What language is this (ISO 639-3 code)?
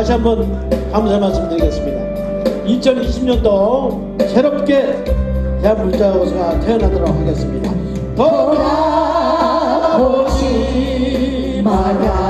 kor